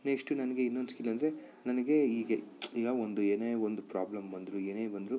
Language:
Kannada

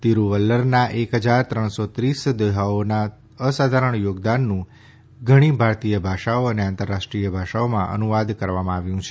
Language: Gujarati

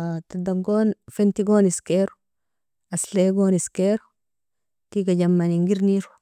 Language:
Nobiin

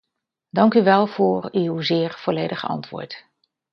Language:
Dutch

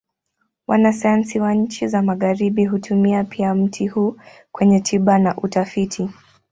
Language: Swahili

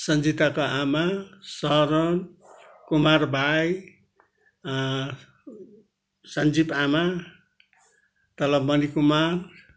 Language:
Nepali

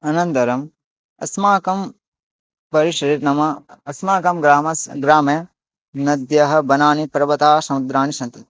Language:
Sanskrit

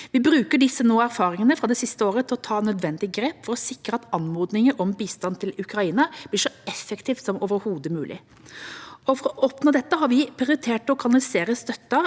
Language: Norwegian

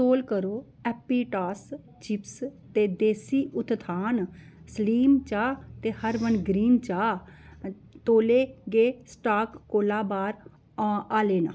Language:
Dogri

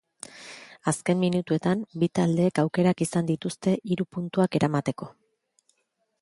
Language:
Basque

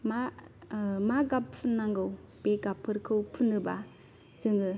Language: Bodo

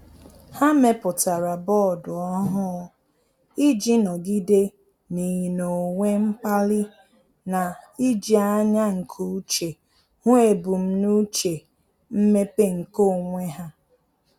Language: Igbo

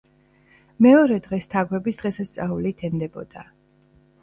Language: Georgian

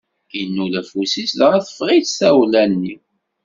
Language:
Kabyle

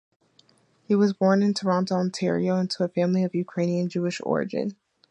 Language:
English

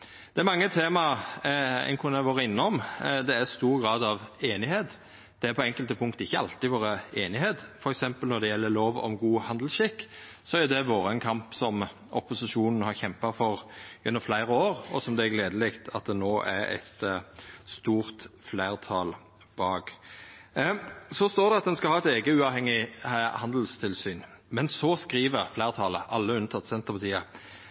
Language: Norwegian Nynorsk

